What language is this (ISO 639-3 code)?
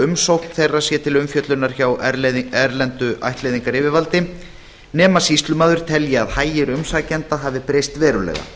isl